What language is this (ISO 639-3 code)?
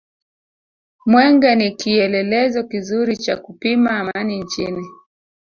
swa